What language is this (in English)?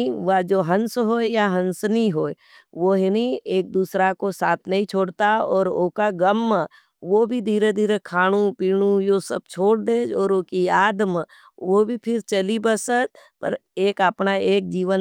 Nimadi